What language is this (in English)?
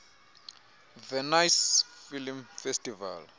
Xhosa